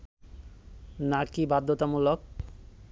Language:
Bangla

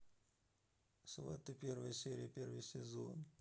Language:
Russian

